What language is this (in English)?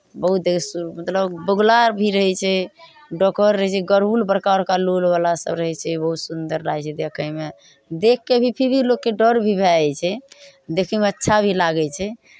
Maithili